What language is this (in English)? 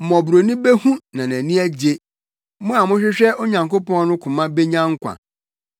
Akan